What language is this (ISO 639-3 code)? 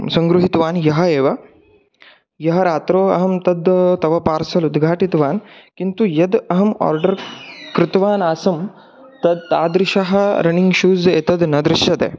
san